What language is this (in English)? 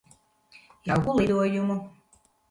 Latvian